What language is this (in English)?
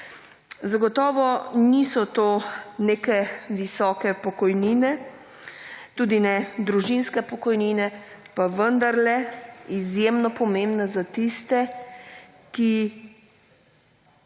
Slovenian